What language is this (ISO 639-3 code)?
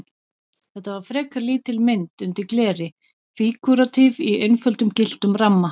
isl